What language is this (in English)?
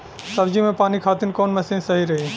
Bhojpuri